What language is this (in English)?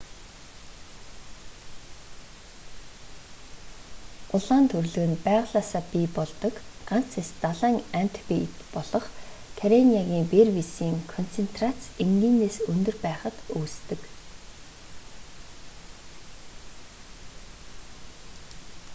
Mongolian